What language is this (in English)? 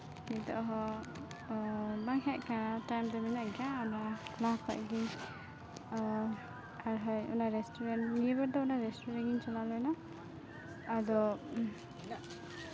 Santali